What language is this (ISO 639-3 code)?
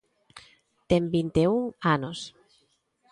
glg